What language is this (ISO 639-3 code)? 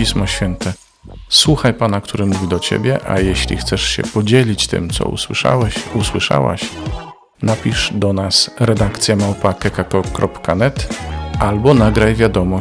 pol